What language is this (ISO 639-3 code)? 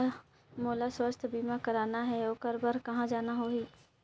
hne